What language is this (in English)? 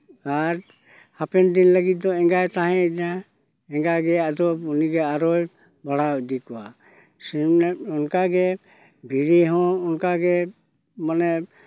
Santali